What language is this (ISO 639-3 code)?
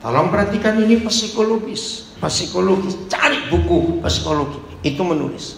ind